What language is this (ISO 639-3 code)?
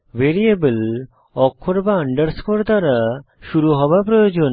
ben